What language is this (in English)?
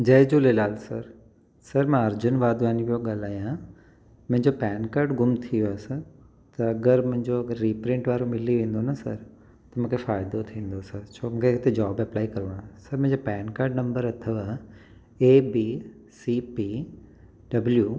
Sindhi